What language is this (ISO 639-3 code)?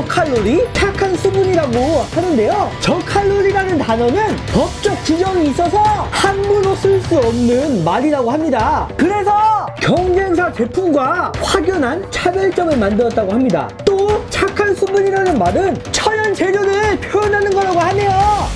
kor